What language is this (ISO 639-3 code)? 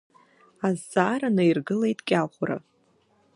abk